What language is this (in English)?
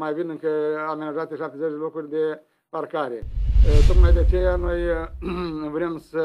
Romanian